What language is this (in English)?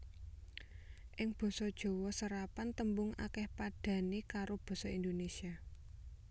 Javanese